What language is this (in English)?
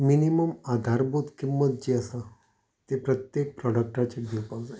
Konkani